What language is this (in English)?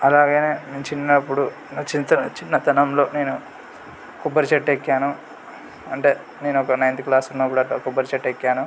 Telugu